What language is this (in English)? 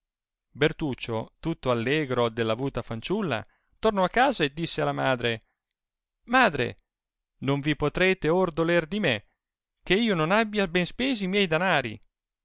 Italian